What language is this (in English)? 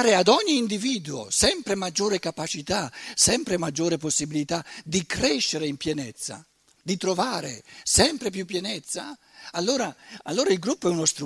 Italian